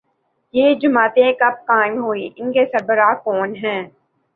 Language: Urdu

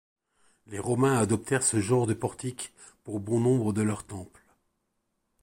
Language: French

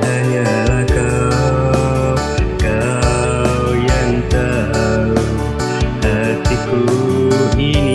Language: Indonesian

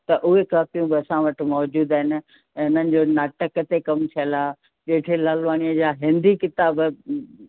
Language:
Sindhi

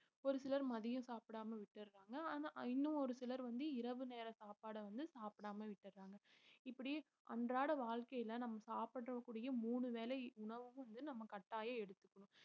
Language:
Tamil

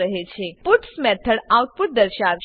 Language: Gujarati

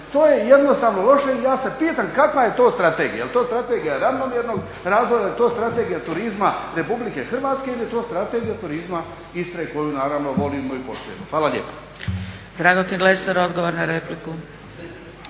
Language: Croatian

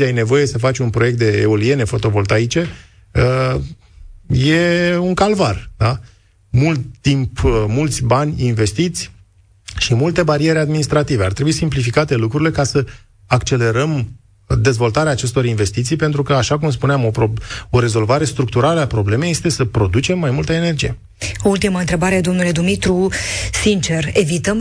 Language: Romanian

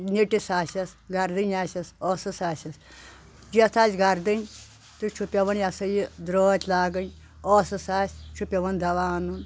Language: Kashmiri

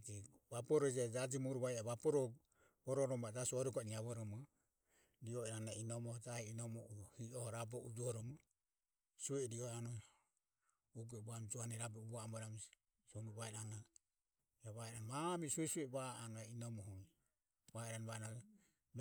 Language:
Ömie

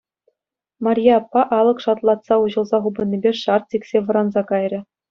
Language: Chuvash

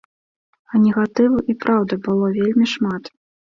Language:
Belarusian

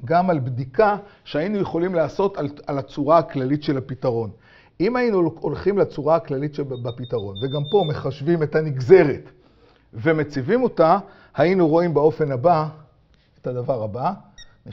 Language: Hebrew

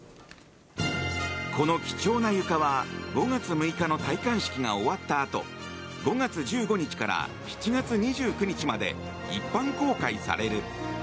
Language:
Japanese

